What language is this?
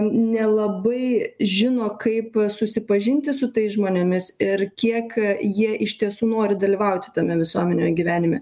Lithuanian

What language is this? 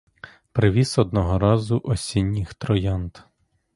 Ukrainian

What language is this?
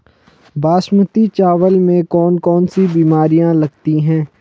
Hindi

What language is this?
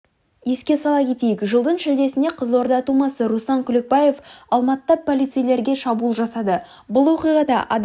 Kazakh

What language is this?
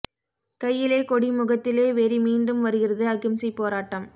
Tamil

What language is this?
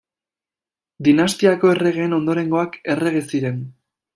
Basque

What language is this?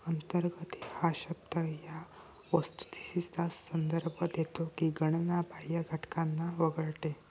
Marathi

